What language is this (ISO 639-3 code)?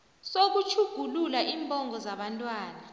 nbl